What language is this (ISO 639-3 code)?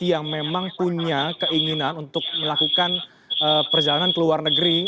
ind